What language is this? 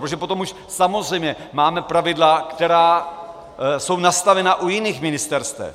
Czech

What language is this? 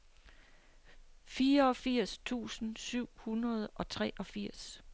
Danish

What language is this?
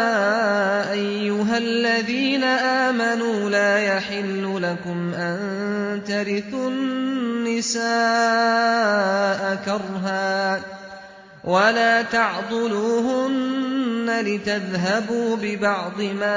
Arabic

